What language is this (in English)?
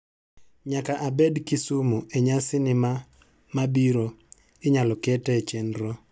Luo (Kenya and Tanzania)